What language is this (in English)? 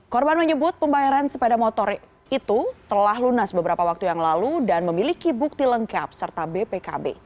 Indonesian